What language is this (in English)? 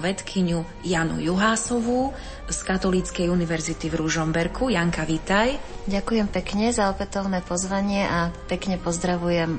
Slovak